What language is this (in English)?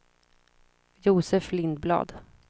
Swedish